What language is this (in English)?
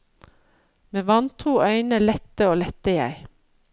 Norwegian